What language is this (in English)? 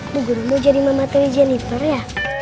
Indonesian